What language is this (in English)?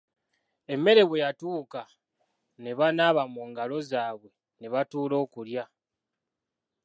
Ganda